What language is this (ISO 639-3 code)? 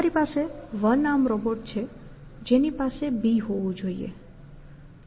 guj